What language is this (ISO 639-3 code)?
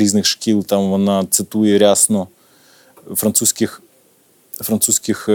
ukr